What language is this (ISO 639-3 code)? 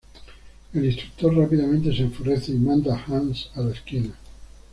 spa